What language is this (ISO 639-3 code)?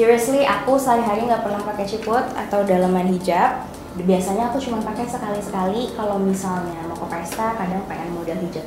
ind